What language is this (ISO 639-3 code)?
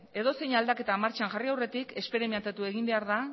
eus